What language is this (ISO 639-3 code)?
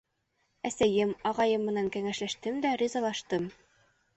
bak